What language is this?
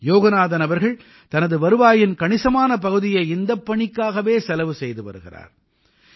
Tamil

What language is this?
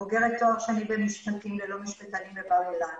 Hebrew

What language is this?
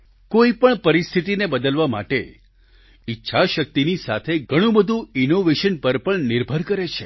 Gujarati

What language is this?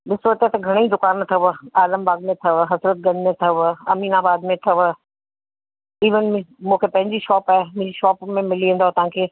Sindhi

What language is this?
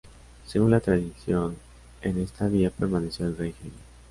Spanish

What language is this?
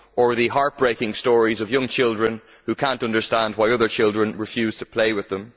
English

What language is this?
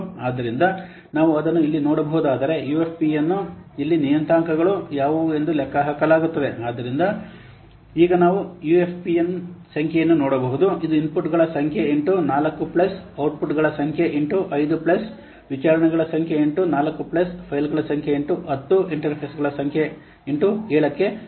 Kannada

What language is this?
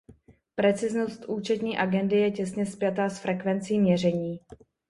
Czech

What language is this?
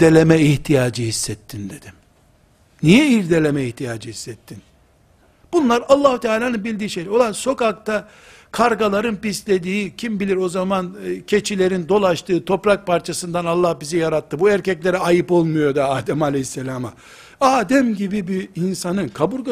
Turkish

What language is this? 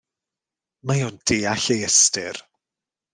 Welsh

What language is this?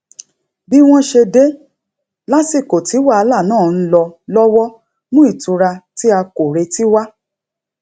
Yoruba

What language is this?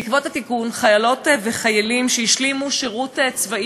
Hebrew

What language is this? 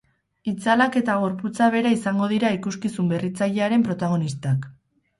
Basque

